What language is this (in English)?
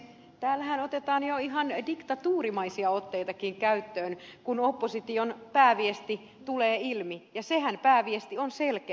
Finnish